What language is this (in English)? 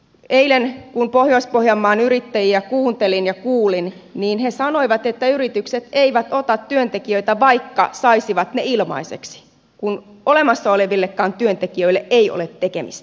Finnish